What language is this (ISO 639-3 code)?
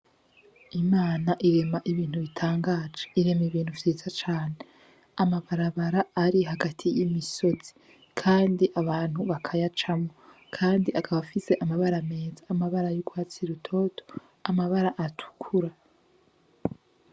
run